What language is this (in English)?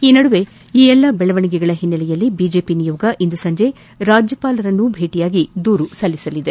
Kannada